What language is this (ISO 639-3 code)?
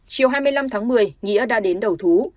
vie